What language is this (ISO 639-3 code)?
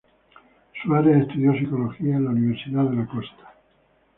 spa